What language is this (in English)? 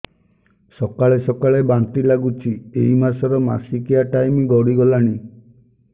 Odia